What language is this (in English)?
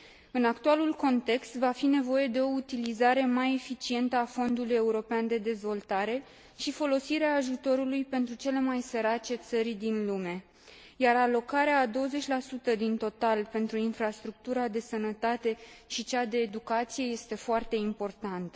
Romanian